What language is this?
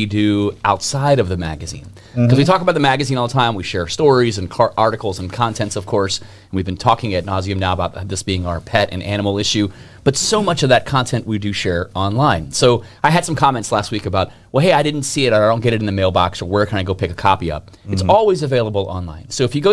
English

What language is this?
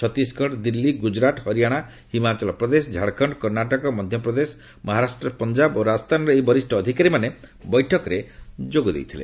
Odia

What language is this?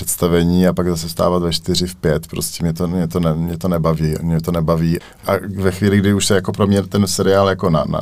Czech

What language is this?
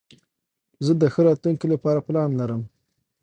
Pashto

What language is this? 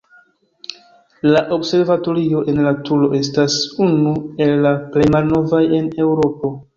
Esperanto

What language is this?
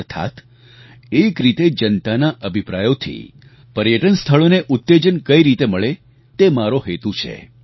Gujarati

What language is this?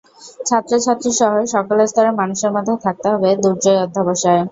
Bangla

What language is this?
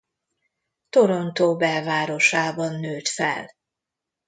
Hungarian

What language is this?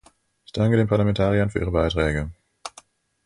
German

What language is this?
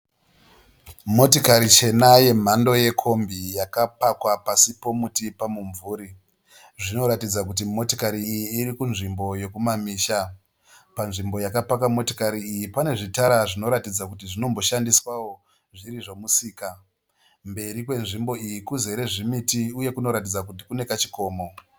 Shona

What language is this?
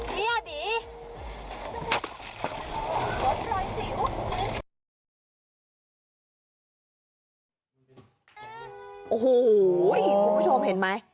Thai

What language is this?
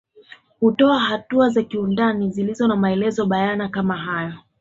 Swahili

